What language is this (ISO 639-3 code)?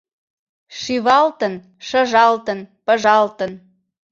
chm